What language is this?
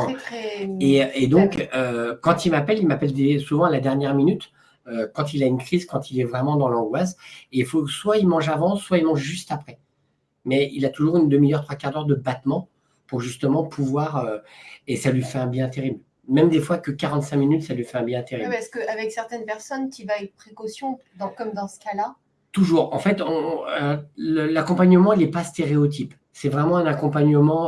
French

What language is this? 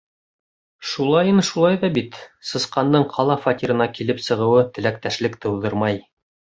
Bashkir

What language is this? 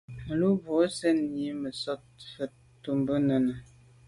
Medumba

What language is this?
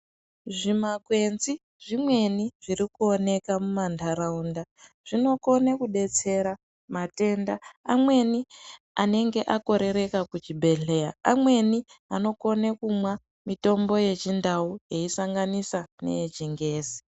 Ndau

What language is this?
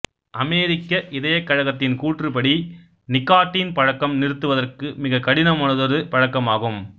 Tamil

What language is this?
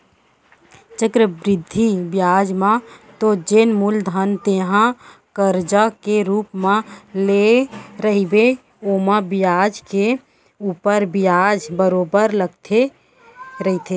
Chhattisgarhi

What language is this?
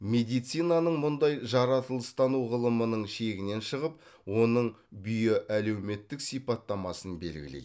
Kazakh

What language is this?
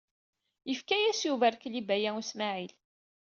Kabyle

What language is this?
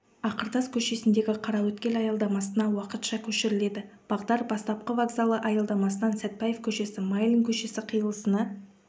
Kazakh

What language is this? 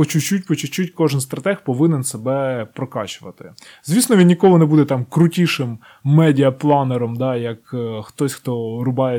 Ukrainian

